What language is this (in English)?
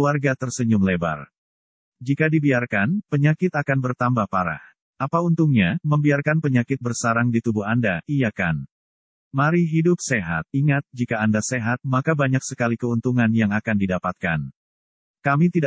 Indonesian